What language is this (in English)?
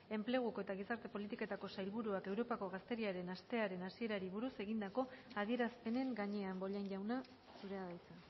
Basque